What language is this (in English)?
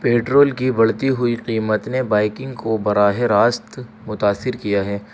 Urdu